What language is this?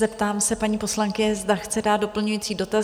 Czech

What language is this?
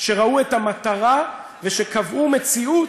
Hebrew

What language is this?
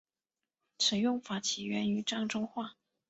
Chinese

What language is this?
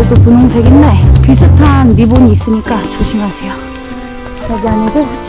Korean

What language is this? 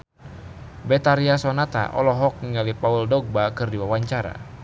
Sundanese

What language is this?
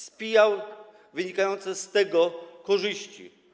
Polish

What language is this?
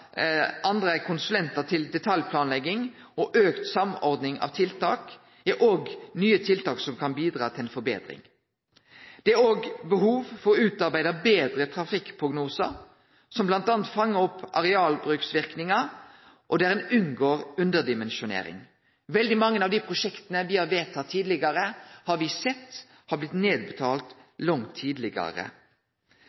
Norwegian Nynorsk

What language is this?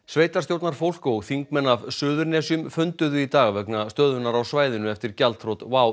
Icelandic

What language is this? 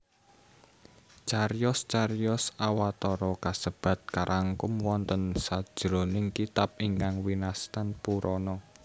Javanese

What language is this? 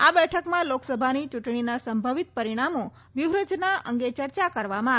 Gujarati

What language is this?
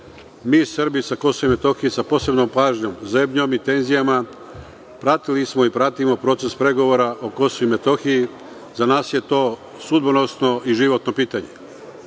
Serbian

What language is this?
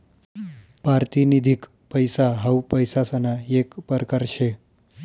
Marathi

